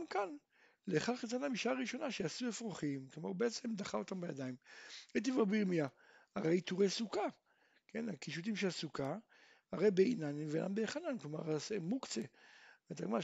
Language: Hebrew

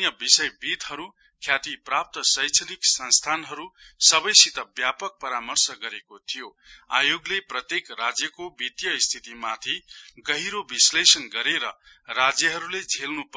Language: Nepali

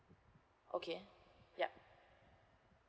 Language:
English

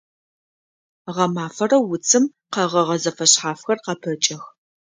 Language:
Adyghe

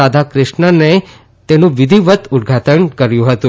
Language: Gujarati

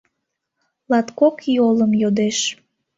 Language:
Mari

